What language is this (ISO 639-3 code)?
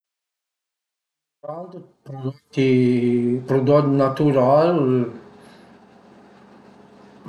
pms